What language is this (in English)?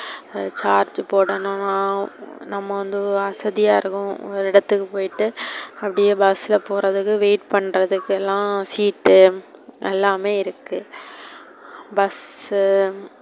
Tamil